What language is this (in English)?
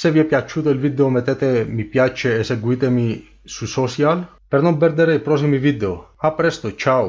Italian